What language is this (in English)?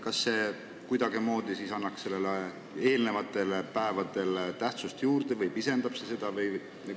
Estonian